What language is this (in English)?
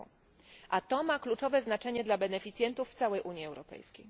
Polish